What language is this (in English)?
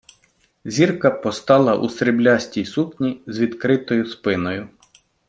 Ukrainian